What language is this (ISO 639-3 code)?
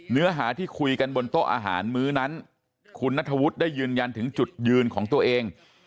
tha